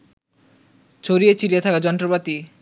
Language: Bangla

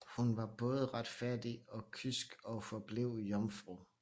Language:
Danish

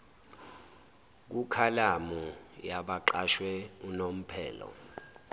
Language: Zulu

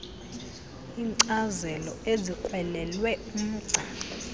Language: Xhosa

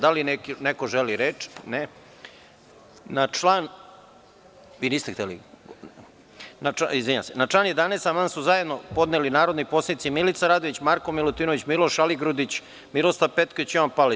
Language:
Serbian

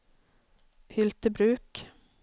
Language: Swedish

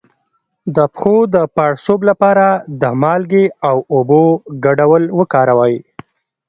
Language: Pashto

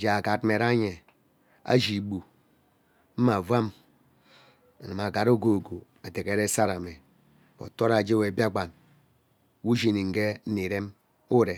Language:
Ubaghara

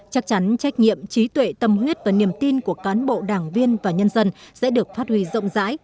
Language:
Vietnamese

